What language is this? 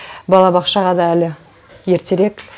Kazakh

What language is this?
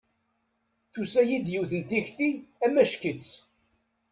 Kabyle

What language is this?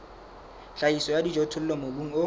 Southern Sotho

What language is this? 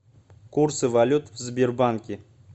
Russian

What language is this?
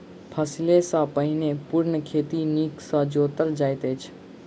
Maithili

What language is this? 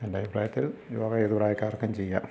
Malayalam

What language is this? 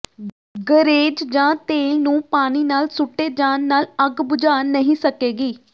Punjabi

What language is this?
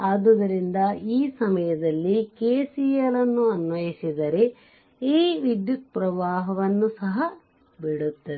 Kannada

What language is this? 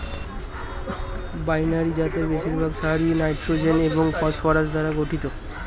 Bangla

